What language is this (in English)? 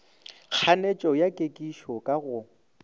Northern Sotho